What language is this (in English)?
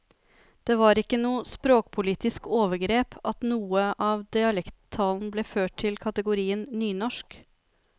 Norwegian